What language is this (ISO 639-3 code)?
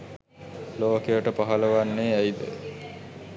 sin